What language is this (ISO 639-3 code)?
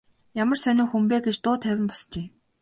mon